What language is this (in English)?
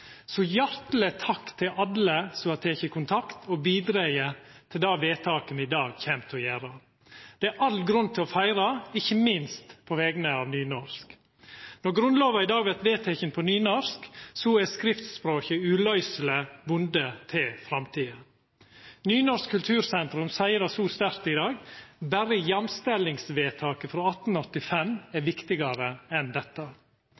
Norwegian Nynorsk